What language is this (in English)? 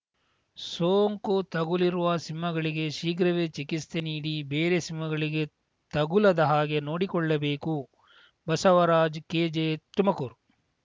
Kannada